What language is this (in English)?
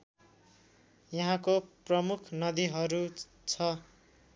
Nepali